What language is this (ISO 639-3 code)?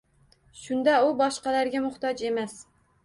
uzb